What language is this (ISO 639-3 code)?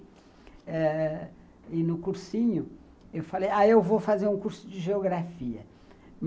por